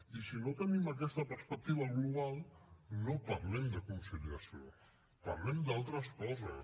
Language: Catalan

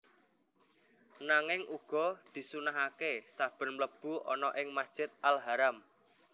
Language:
Javanese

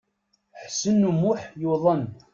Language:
Kabyle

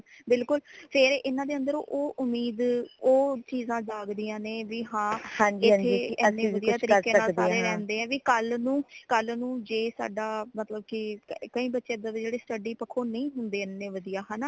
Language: Punjabi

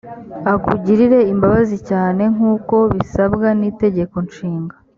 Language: Kinyarwanda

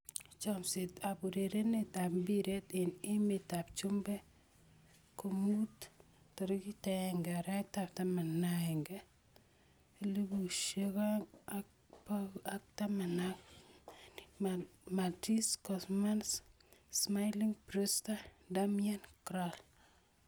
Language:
Kalenjin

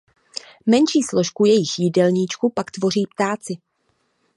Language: Czech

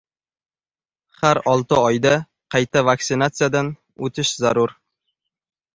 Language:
Uzbek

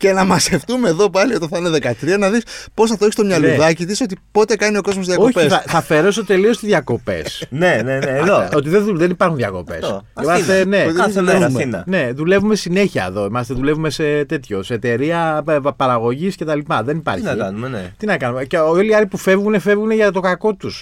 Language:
Greek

